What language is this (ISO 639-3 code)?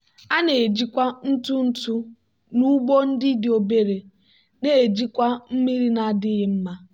ibo